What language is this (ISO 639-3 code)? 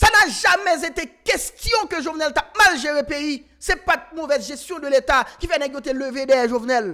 fra